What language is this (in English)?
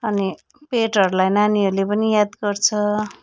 Nepali